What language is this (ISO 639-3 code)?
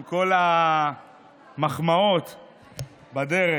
heb